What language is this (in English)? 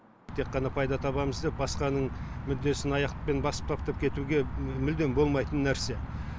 Kazakh